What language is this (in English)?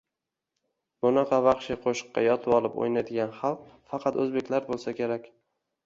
Uzbek